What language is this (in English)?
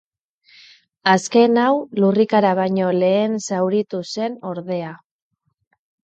Basque